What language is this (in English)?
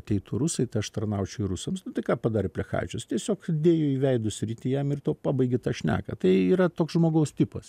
Lithuanian